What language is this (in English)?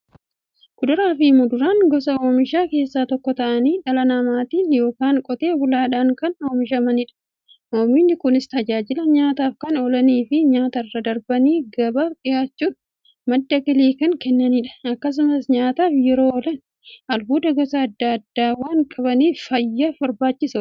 Oromo